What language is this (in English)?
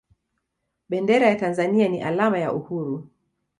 Swahili